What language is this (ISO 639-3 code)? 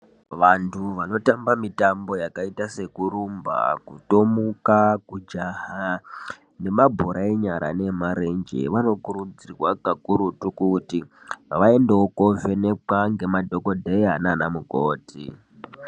ndc